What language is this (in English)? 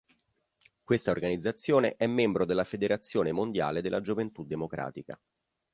Italian